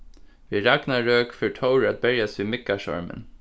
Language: Faroese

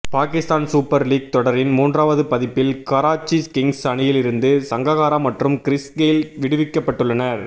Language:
Tamil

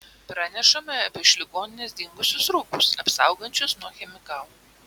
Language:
Lithuanian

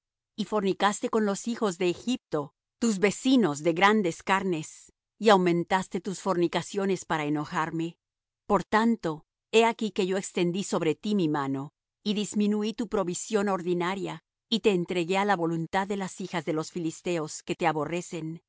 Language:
Spanish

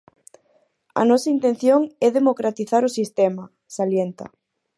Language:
Galician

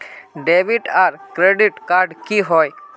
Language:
Magahi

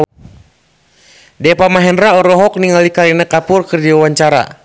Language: Sundanese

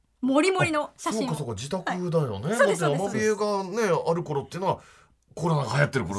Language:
Japanese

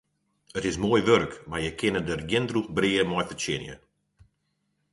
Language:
Western Frisian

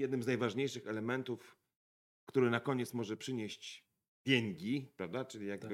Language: Polish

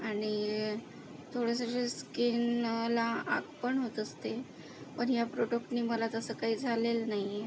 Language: Marathi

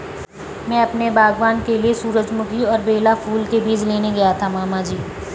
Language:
Hindi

